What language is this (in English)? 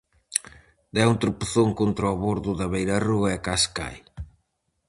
Galician